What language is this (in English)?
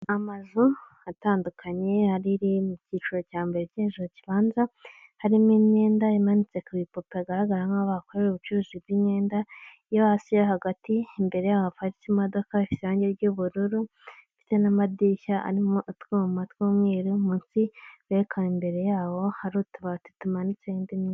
Kinyarwanda